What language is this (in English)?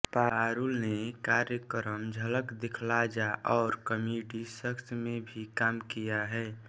Hindi